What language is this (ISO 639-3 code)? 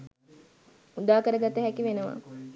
sin